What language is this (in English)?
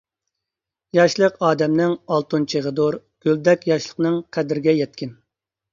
Uyghur